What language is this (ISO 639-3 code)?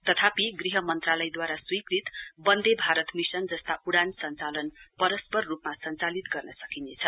nep